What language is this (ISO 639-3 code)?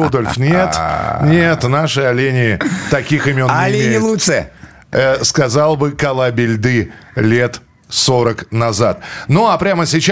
rus